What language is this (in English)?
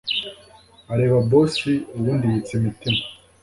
Kinyarwanda